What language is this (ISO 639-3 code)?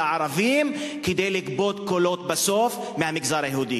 heb